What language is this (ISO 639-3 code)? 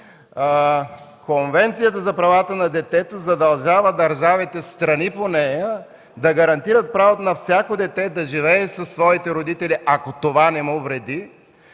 bul